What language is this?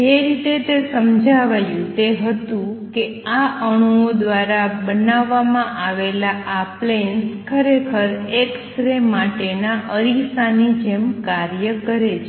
Gujarati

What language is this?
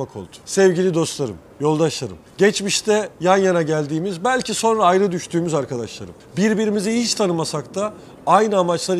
Turkish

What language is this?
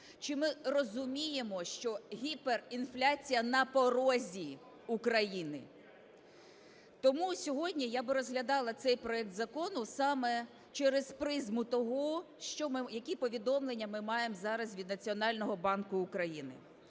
Ukrainian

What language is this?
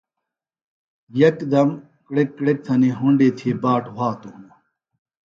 Phalura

